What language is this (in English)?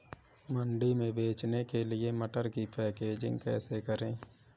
Hindi